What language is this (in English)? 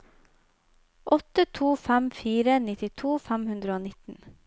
Norwegian